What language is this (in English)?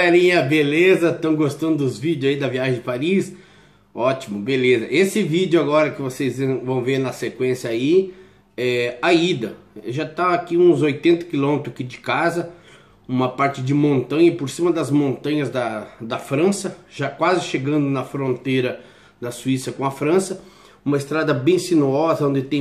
Portuguese